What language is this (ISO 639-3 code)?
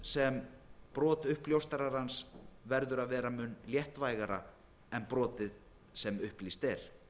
isl